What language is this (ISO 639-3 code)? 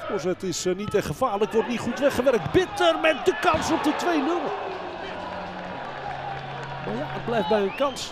nld